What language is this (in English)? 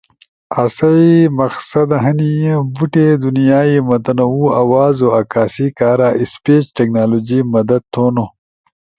Ushojo